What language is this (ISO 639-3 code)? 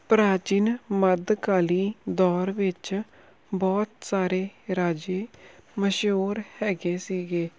pan